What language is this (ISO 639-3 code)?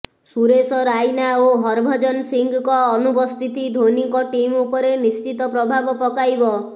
ori